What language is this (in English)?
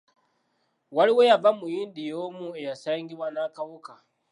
Ganda